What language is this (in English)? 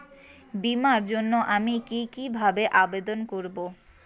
Bangla